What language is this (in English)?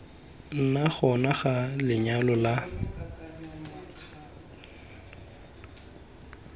Tswana